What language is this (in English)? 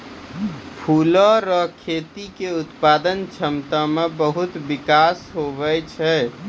Maithili